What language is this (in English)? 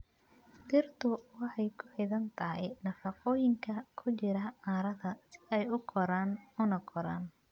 Somali